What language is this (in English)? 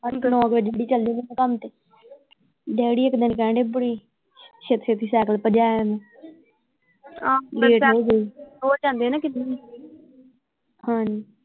Punjabi